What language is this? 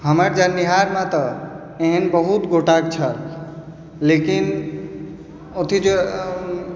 Maithili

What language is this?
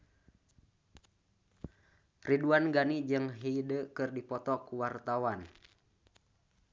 Sundanese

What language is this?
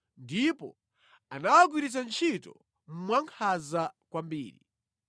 Nyanja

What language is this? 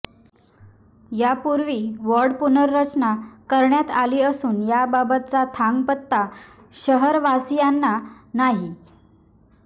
Marathi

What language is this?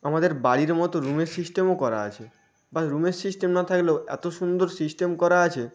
Bangla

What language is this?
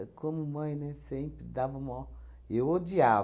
Portuguese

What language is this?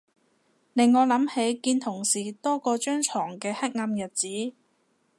Cantonese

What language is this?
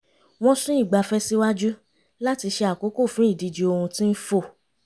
Yoruba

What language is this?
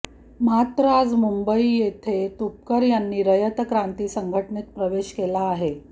Marathi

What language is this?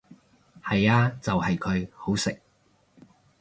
Cantonese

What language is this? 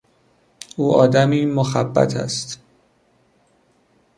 Persian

